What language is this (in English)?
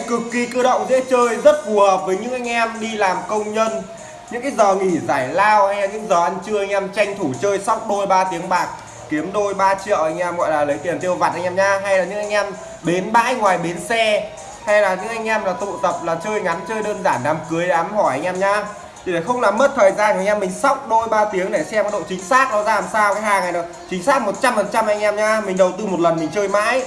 Vietnamese